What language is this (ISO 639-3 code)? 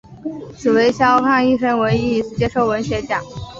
zho